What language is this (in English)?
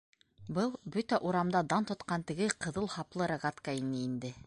Bashkir